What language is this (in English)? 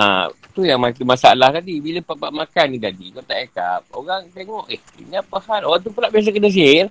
Malay